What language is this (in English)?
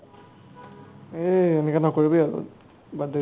Assamese